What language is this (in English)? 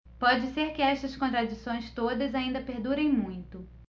Portuguese